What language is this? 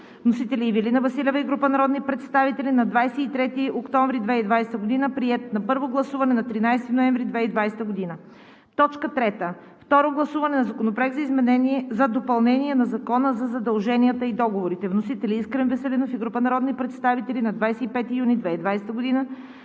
Bulgarian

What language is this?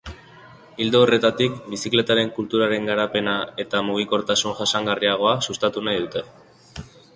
Basque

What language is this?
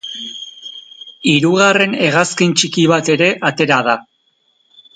Basque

